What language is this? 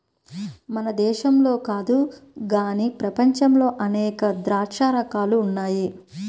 Telugu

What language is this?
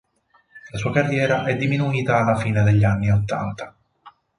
Italian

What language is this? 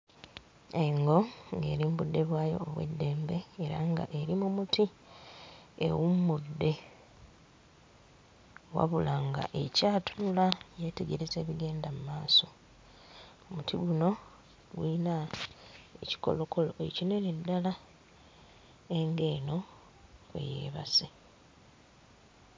Ganda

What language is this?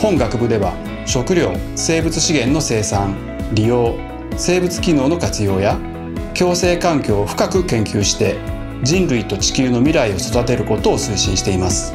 Japanese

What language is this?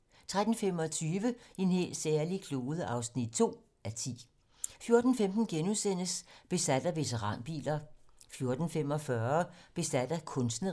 Danish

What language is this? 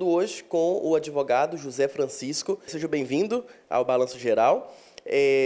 Portuguese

